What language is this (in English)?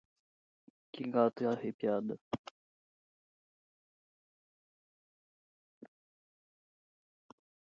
Portuguese